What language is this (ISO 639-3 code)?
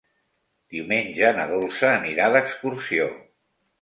cat